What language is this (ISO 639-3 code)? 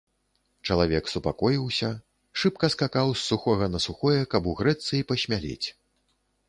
bel